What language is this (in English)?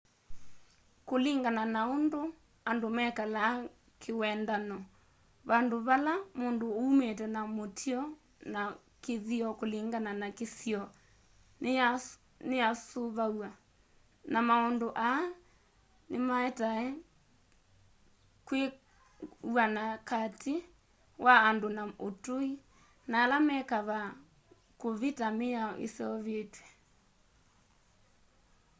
Kamba